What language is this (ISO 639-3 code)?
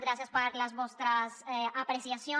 cat